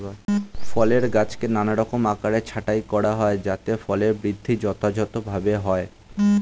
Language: Bangla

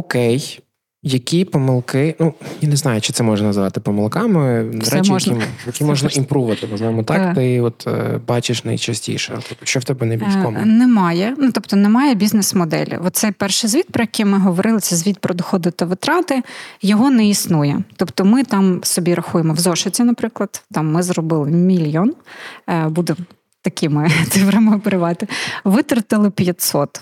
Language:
Ukrainian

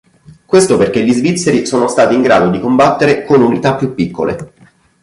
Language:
Italian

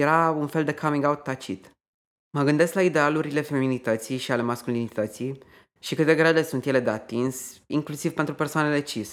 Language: Romanian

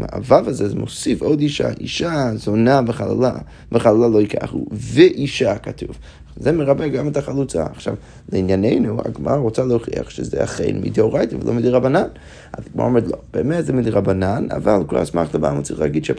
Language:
Hebrew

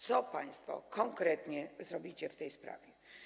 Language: Polish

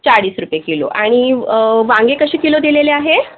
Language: Marathi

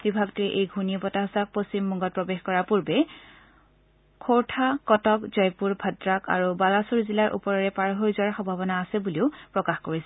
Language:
Assamese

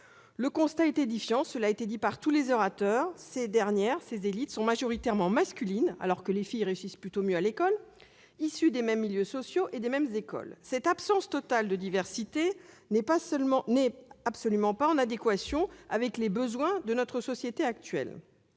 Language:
French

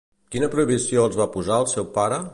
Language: Catalan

